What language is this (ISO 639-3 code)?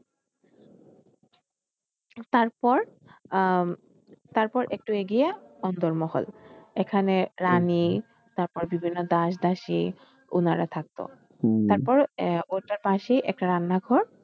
ben